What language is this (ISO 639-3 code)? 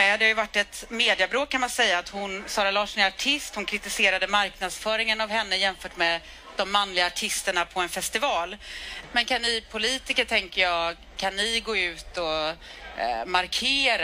swe